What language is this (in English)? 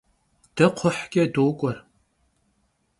Kabardian